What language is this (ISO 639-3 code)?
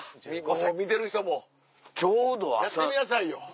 jpn